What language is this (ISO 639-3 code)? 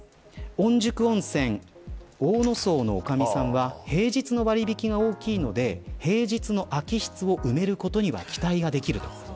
jpn